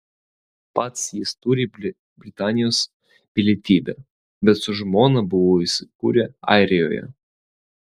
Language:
Lithuanian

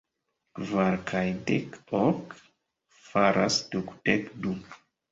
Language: Esperanto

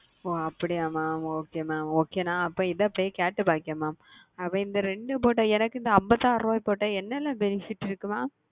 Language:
Tamil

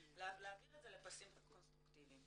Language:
Hebrew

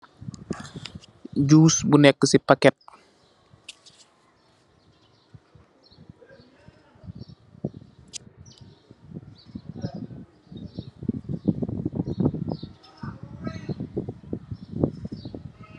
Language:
Wolof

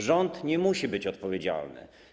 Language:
Polish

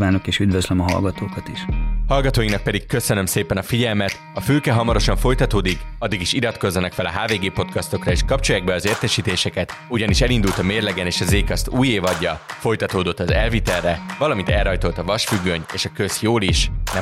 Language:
Hungarian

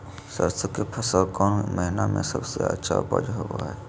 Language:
Magahi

